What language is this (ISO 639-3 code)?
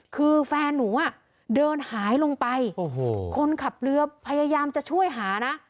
tha